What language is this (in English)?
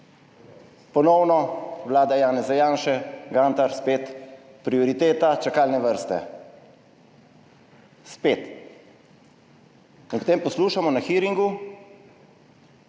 Slovenian